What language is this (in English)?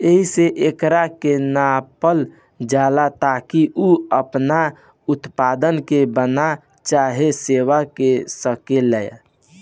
Bhojpuri